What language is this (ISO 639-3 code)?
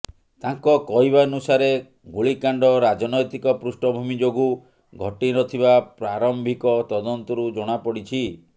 ori